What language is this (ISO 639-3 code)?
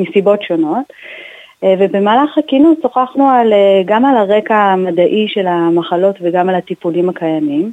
heb